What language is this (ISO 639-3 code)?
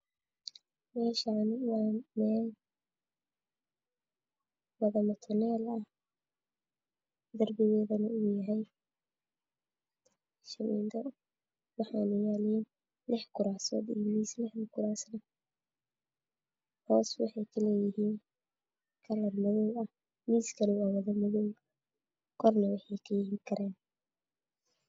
som